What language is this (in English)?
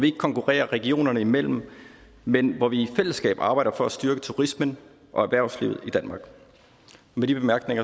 Danish